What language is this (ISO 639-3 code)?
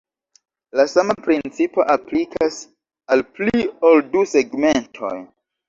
epo